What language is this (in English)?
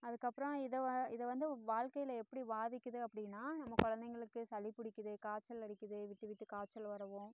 Tamil